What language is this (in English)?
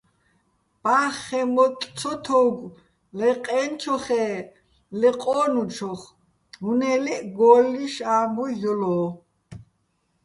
Bats